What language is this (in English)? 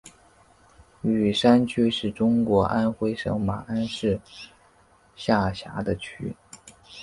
Chinese